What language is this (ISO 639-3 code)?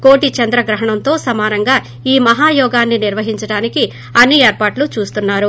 tel